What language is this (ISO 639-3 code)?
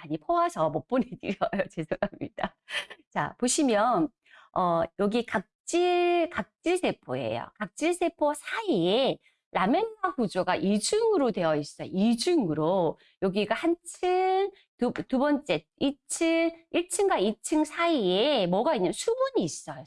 kor